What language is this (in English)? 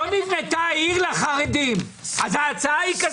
Hebrew